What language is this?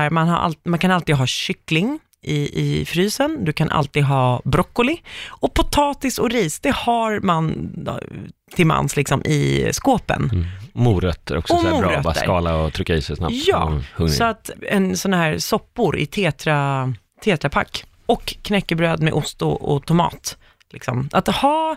Swedish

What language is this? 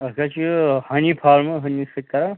Kashmiri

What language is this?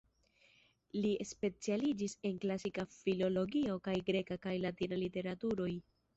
Esperanto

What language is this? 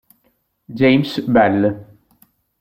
Italian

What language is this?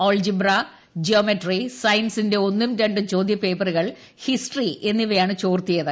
Malayalam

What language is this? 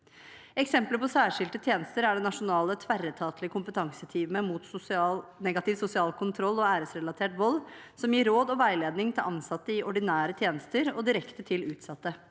Norwegian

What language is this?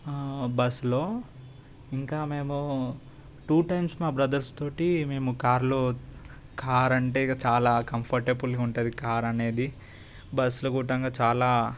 Telugu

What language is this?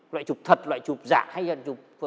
Vietnamese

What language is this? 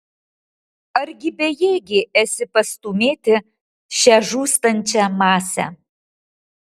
Lithuanian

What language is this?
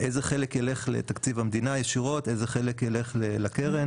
Hebrew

